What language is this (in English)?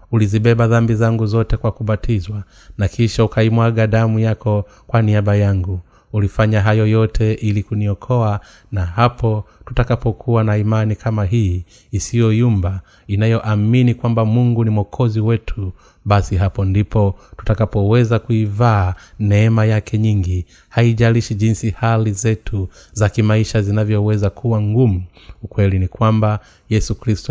Swahili